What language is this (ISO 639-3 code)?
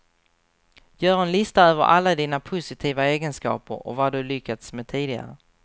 swe